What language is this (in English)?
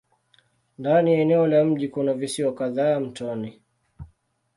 Swahili